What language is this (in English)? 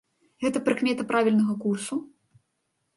Belarusian